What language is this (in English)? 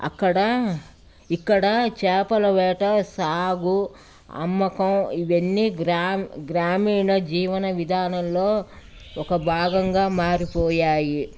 Telugu